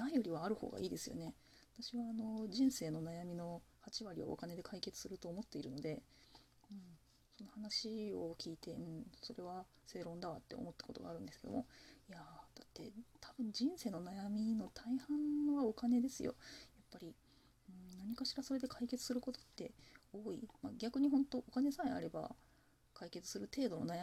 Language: Japanese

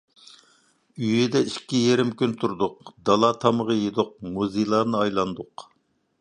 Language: Uyghur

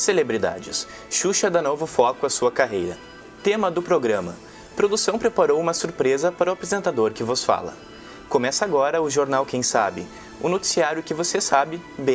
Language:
Portuguese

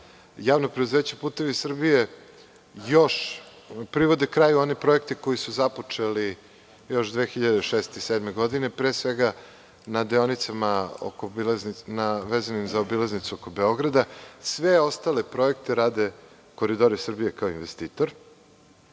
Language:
Serbian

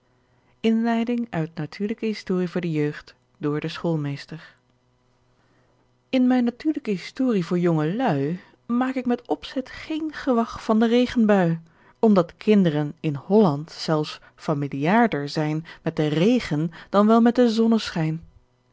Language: Dutch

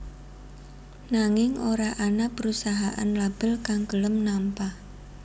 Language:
Javanese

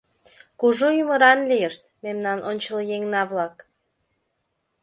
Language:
Mari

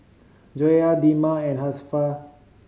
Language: English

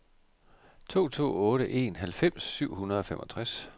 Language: Danish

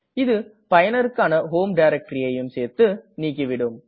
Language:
Tamil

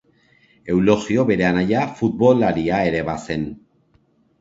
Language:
Basque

